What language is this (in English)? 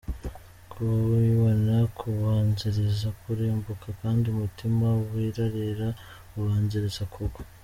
Kinyarwanda